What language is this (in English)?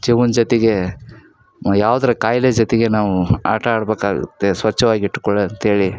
Kannada